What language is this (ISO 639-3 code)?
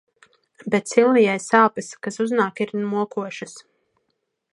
lav